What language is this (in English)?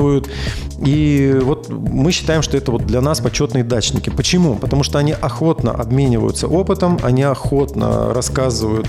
Russian